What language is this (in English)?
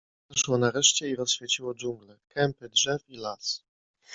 Polish